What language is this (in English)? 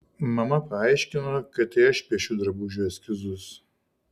Lithuanian